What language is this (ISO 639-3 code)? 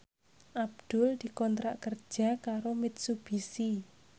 jav